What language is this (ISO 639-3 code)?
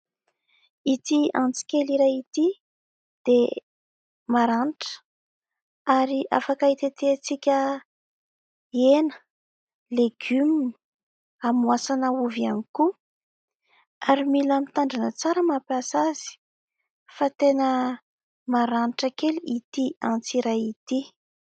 mlg